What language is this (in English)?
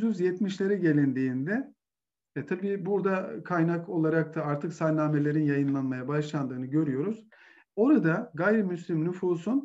Turkish